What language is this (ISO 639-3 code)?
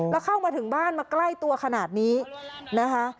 tha